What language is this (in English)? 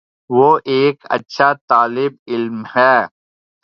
Urdu